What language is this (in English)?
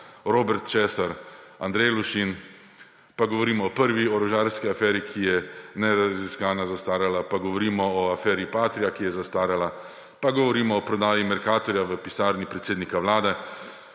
Slovenian